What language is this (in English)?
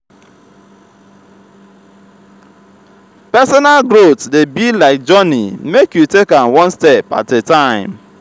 Nigerian Pidgin